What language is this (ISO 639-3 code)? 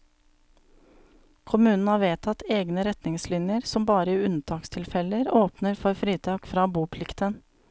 nor